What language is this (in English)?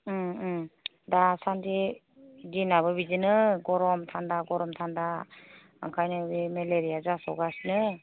Bodo